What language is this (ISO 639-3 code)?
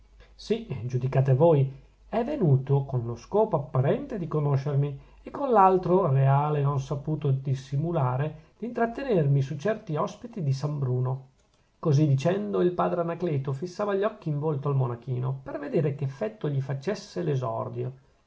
ita